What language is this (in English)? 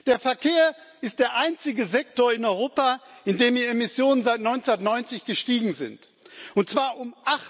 German